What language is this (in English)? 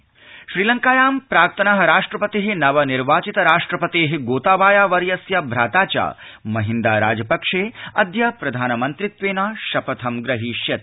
Sanskrit